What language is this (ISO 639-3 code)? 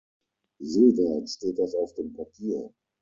deu